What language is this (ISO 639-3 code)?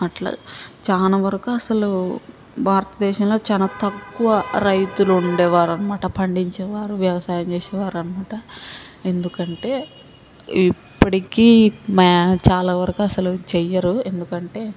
tel